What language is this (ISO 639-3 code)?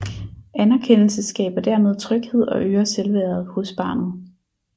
dan